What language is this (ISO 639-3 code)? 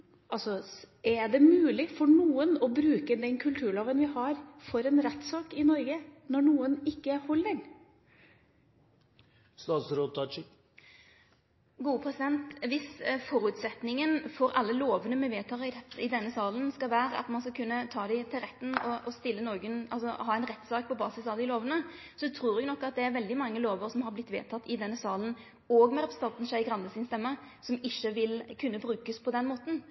nor